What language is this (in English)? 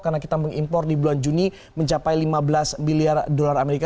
Indonesian